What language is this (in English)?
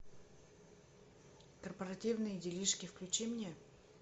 Russian